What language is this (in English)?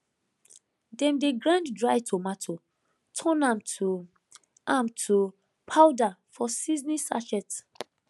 Nigerian Pidgin